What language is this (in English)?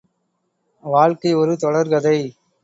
Tamil